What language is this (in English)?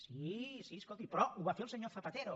Catalan